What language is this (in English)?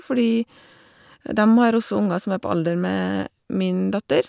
Norwegian